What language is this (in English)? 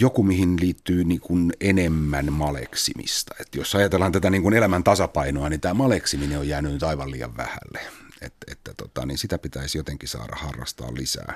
Finnish